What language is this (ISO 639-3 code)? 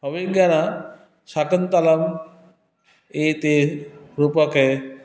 san